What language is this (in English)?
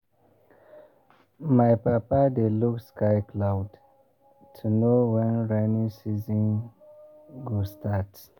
Nigerian Pidgin